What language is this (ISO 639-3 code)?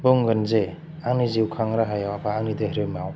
brx